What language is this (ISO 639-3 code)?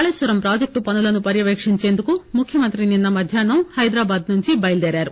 tel